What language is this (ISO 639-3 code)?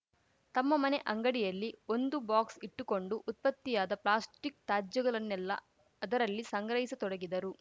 kan